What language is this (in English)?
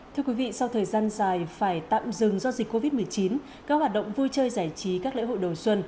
Vietnamese